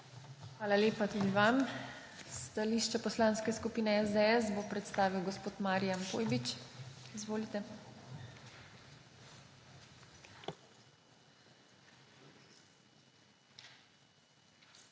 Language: Slovenian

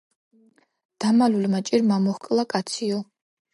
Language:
Georgian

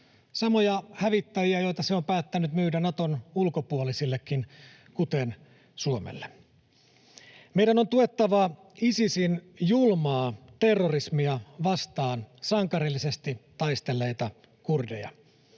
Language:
Finnish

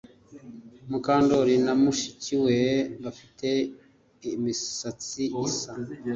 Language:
Kinyarwanda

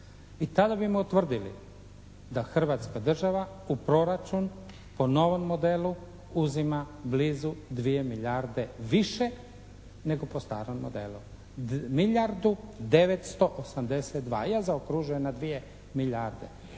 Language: Croatian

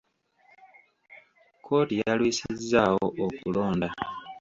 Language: Ganda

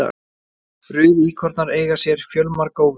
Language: Icelandic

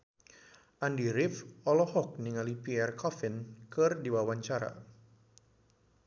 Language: Sundanese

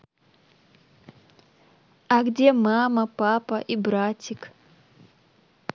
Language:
Russian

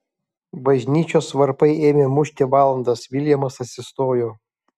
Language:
Lithuanian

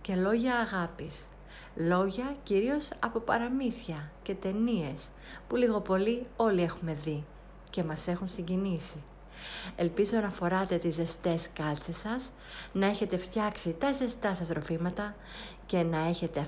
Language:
Greek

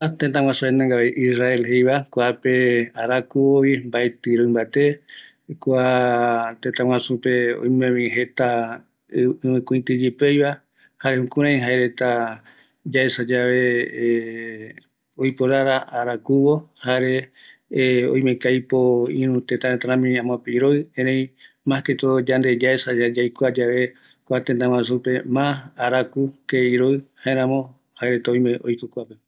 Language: Eastern Bolivian Guaraní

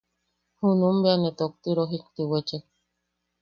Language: Yaqui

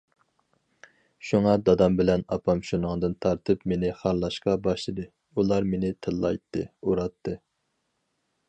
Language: Uyghur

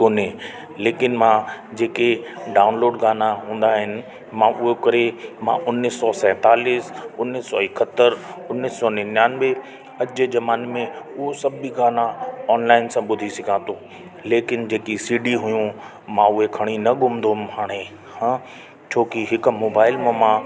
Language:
Sindhi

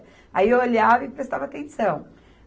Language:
Portuguese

